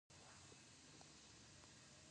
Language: Pashto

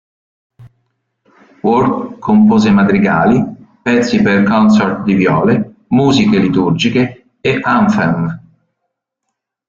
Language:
Italian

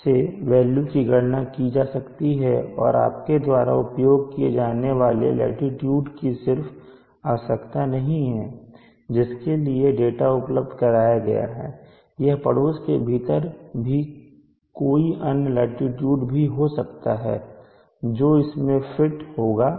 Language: Hindi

